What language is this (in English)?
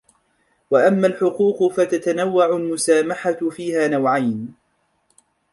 Arabic